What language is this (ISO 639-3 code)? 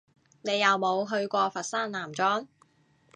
yue